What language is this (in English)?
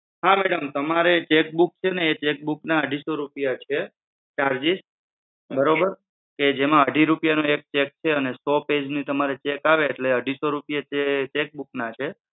Gujarati